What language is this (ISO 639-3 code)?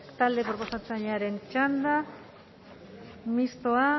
eus